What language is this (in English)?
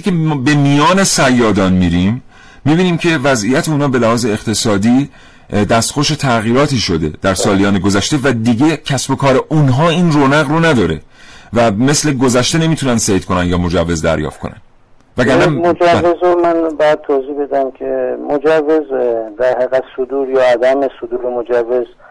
Persian